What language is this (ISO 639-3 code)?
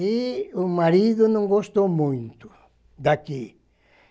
por